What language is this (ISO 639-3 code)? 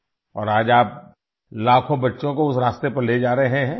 urd